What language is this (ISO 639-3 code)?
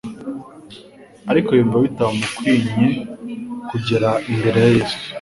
kin